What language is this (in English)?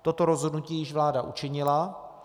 Czech